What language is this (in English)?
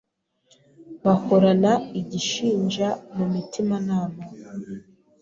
Kinyarwanda